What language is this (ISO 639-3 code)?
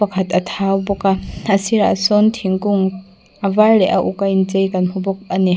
lus